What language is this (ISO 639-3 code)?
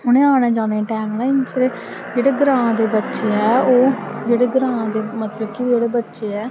doi